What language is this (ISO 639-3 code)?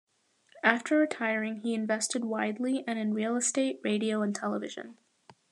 eng